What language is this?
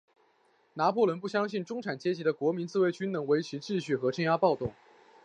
Chinese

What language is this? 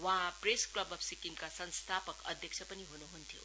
Nepali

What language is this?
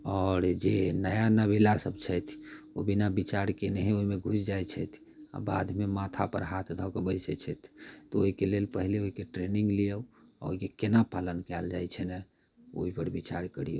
Maithili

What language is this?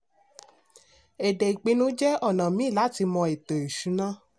Yoruba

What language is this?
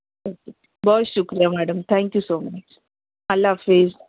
Urdu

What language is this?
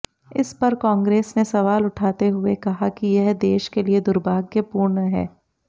Hindi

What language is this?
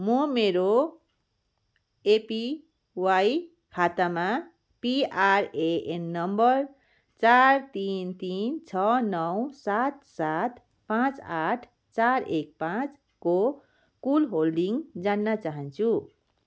Nepali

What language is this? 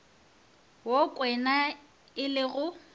Northern Sotho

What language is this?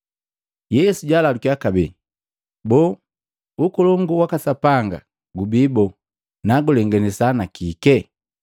Matengo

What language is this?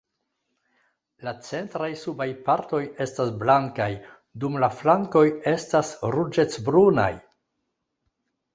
Esperanto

